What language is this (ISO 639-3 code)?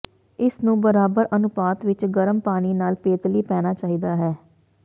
pan